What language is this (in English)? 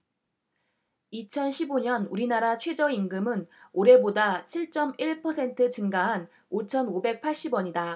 Korean